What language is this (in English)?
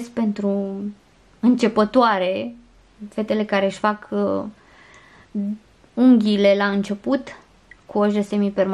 Romanian